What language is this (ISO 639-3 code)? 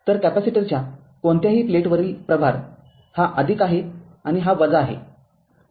mar